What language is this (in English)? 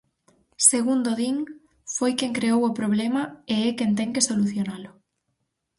Galician